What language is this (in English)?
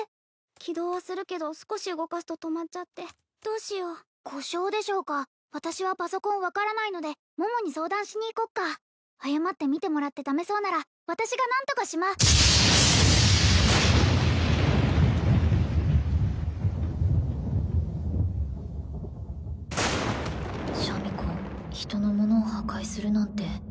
Japanese